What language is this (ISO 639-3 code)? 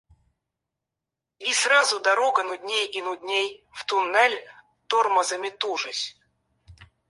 rus